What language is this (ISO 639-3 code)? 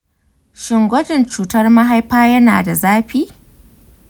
hau